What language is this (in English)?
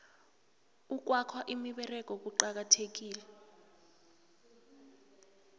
South Ndebele